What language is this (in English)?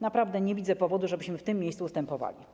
Polish